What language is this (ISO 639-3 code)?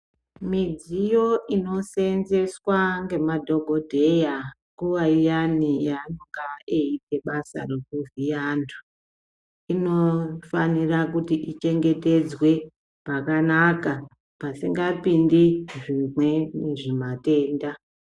ndc